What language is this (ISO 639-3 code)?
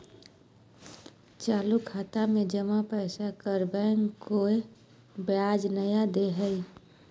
mag